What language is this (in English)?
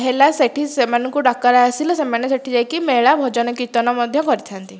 Odia